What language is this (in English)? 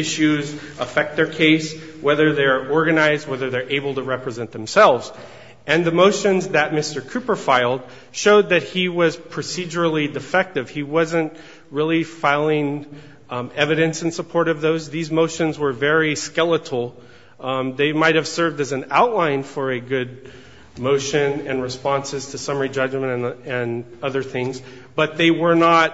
English